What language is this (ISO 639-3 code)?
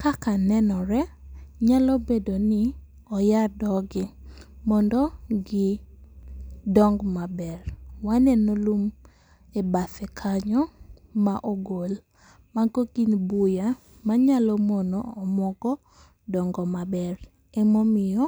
luo